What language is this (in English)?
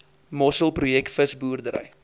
Afrikaans